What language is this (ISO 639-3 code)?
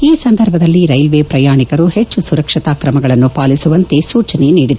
kan